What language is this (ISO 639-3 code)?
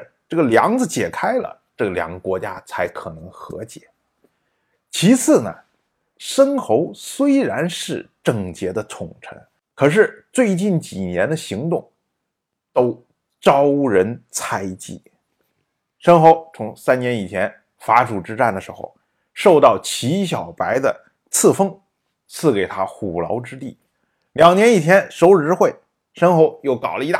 zho